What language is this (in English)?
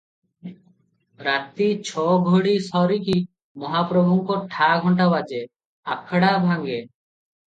Odia